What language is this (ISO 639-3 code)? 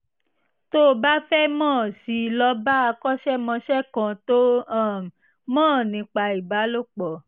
yor